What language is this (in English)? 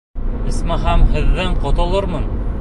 Bashkir